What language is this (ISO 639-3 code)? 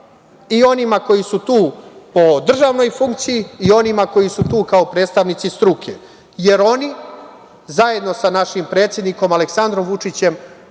srp